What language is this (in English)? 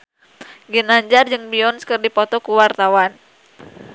Sundanese